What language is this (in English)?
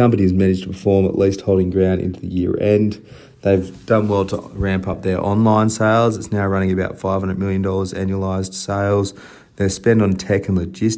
English